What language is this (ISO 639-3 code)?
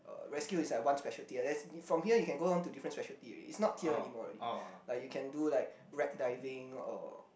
eng